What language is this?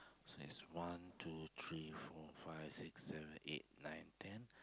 English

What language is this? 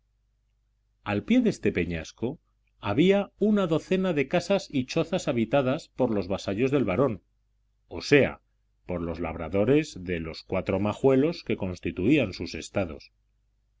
Spanish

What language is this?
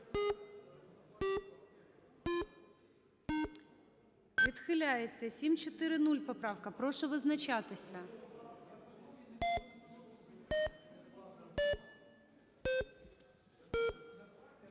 Ukrainian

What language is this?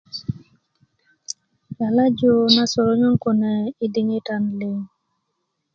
Kuku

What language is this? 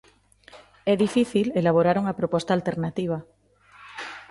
Galician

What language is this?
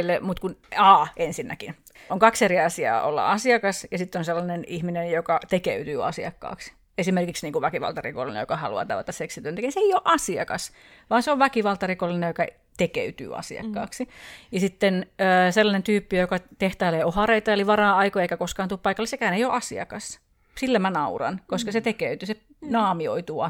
Finnish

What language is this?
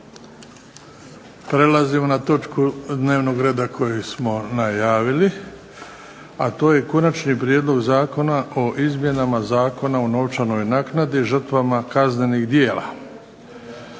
Croatian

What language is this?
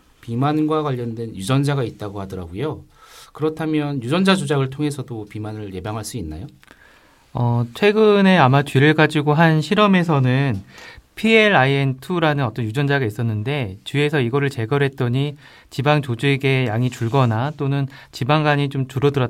Korean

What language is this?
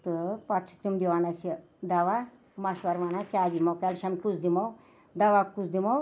Kashmiri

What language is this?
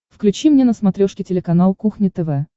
Russian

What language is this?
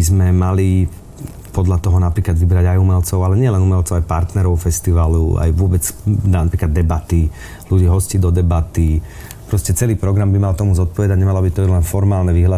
Slovak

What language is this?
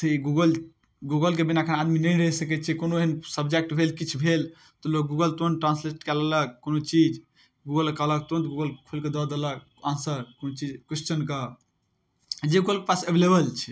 Maithili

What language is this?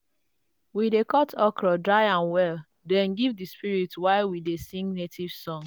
Nigerian Pidgin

